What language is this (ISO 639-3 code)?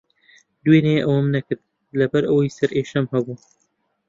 ckb